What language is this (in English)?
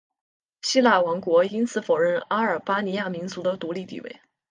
Chinese